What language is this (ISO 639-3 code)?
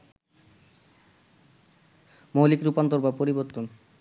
ben